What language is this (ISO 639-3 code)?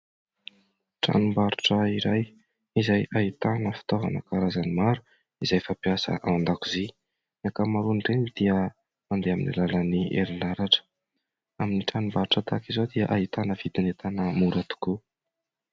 mlg